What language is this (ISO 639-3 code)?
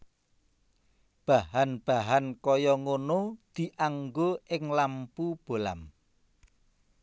jav